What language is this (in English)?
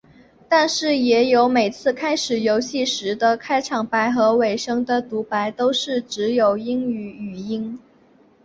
Chinese